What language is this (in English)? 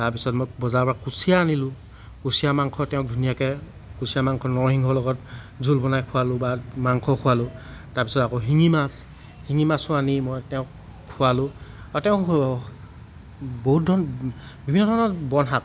Assamese